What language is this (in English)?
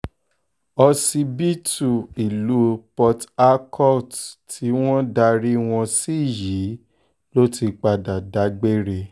Yoruba